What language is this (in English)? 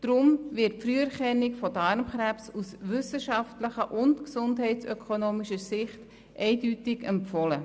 Swiss German